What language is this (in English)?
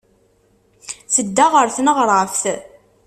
Kabyle